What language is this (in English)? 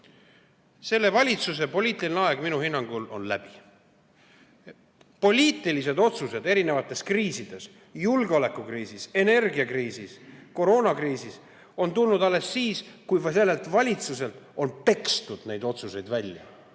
Estonian